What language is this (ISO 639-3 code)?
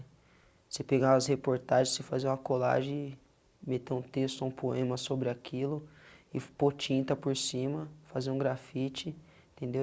por